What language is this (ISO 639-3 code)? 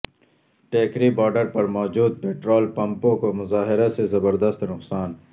urd